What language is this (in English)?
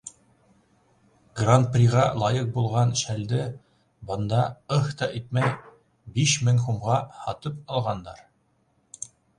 Bashkir